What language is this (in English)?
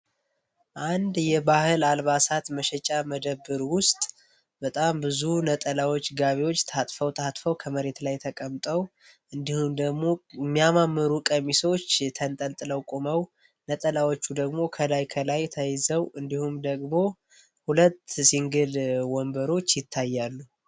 Amharic